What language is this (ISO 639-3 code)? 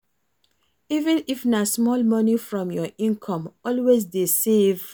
pcm